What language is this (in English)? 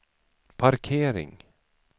Swedish